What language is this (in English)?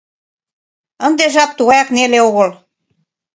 Mari